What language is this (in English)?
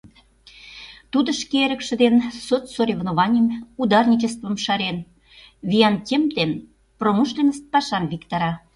Mari